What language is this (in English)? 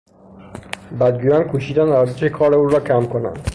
Persian